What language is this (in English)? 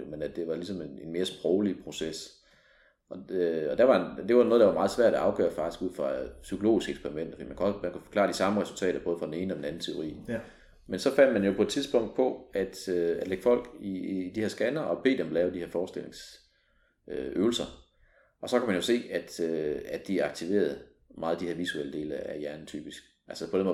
Danish